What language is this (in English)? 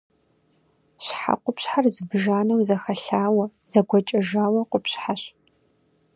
Kabardian